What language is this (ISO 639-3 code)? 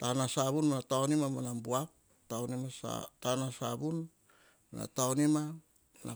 hah